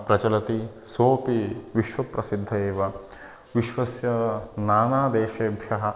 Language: Sanskrit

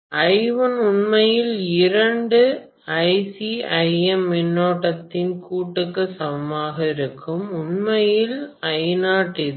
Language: Tamil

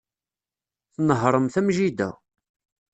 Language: Kabyle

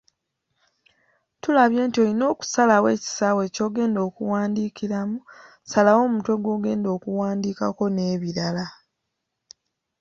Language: Ganda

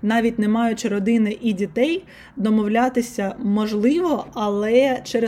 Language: Ukrainian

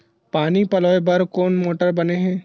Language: Chhattisgarhi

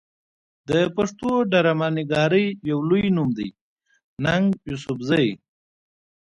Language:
Pashto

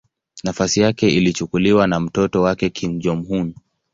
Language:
Swahili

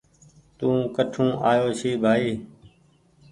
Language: Goaria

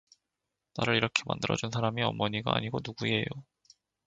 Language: Korean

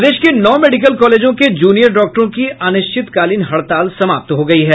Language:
Hindi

